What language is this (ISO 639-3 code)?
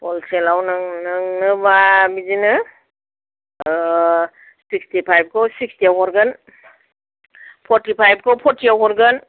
brx